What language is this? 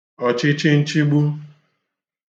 Igbo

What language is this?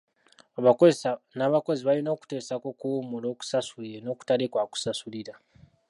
Ganda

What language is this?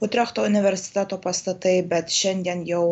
Lithuanian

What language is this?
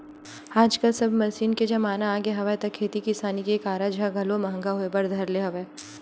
Chhattisgarhi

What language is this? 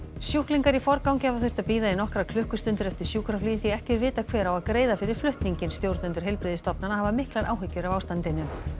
Icelandic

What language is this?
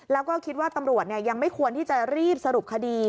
Thai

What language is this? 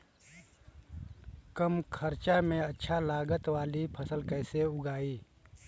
Bhojpuri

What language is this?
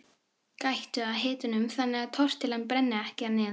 Icelandic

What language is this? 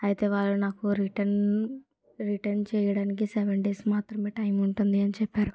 Telugu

